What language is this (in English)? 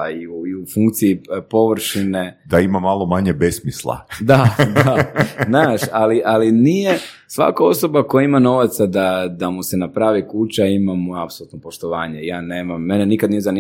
Croatian